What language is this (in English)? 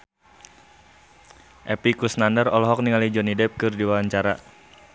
Sundanese